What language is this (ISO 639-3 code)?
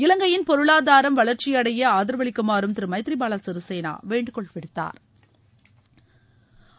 tam